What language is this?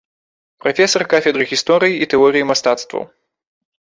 Belarusian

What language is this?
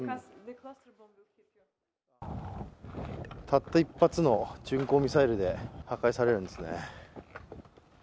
Japanese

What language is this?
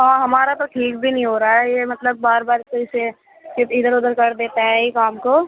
Urdu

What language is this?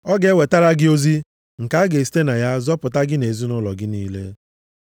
Igbo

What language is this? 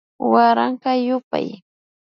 Imbabura Highland Quichua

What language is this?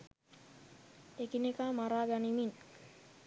Sinhala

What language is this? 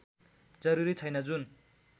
Nepali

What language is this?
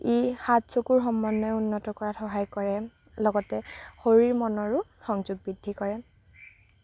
Assamese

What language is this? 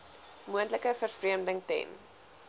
Afrikaans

